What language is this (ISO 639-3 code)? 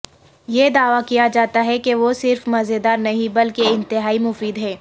urd